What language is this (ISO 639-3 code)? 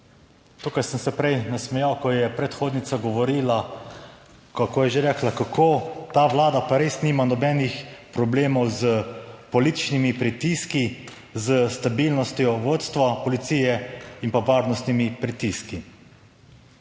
slv